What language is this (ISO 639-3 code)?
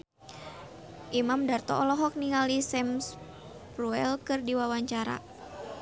sun